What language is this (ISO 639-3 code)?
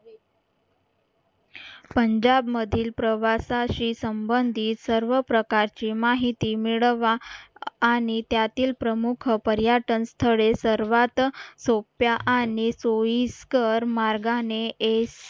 mar